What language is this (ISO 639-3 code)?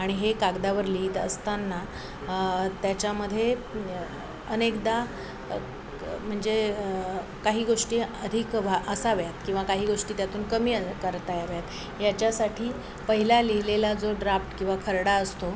mar